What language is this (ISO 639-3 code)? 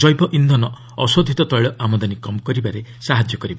ori